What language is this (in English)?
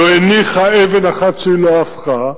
Hebrew